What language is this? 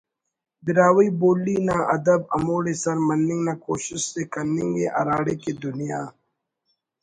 Brahui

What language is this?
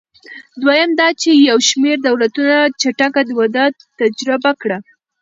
Pashto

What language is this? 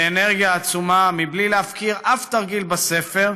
Hebrew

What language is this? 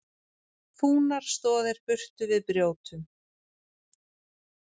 Icelandic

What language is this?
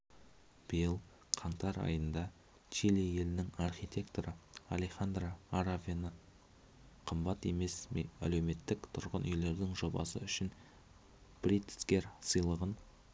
Kazakh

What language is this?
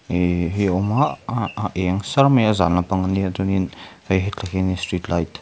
Mizo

